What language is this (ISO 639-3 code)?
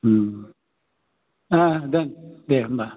brx